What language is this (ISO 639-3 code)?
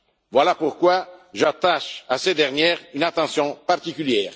fra